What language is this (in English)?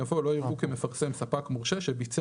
Hebrew